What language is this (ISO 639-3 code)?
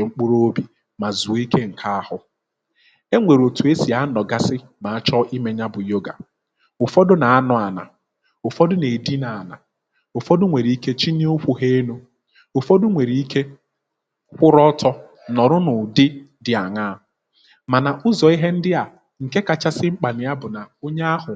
ibo